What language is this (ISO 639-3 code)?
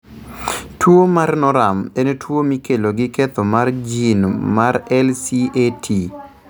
luo